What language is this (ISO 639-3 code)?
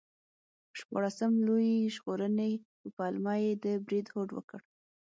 pus